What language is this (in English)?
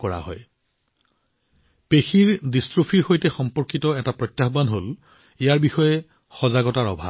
Assamese